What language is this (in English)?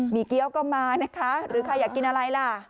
Thai